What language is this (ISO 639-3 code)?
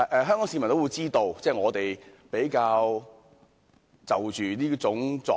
yue